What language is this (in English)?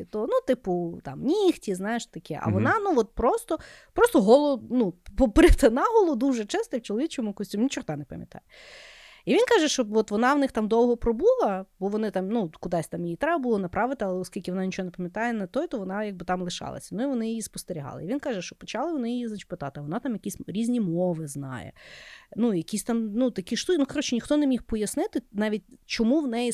Ukrainian